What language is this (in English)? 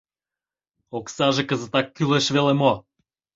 Mari